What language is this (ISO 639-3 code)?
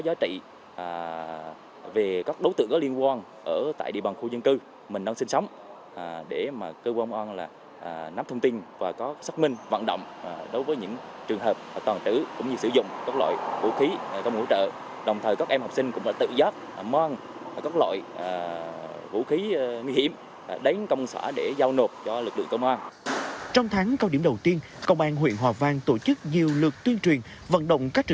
vie